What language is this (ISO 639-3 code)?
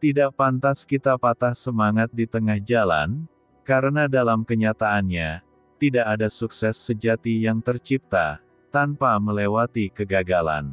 ind